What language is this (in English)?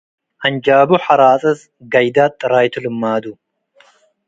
Tigre